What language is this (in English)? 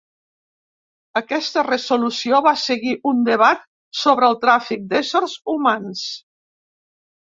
Catalan